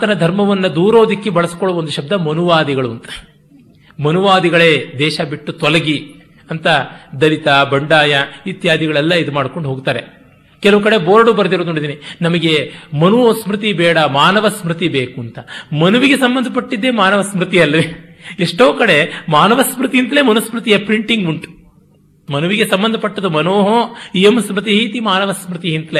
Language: Kannada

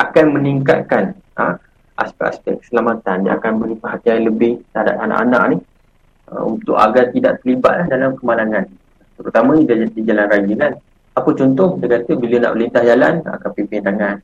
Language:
Malay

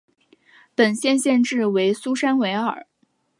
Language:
Chinese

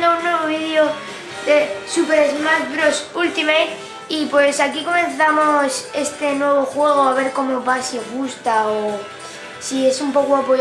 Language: Spanish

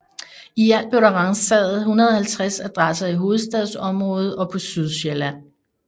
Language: Danish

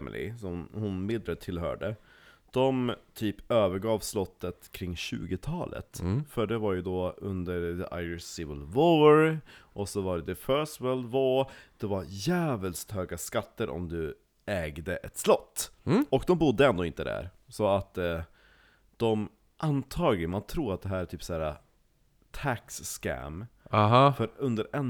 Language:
Swedish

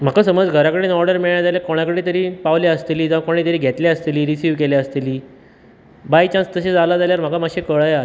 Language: Konkani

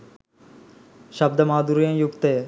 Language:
Sinhala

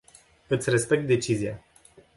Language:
Romanian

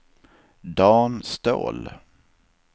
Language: Swedish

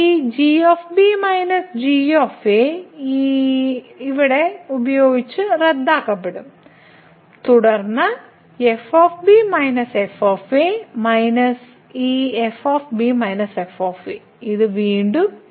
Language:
Malayalam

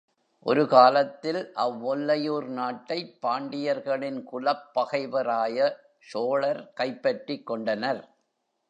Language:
Tamil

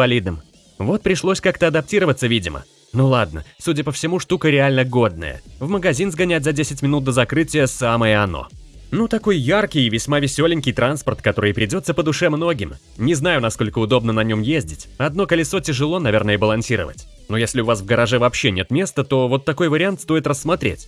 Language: Russian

